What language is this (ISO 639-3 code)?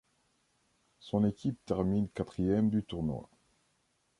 fra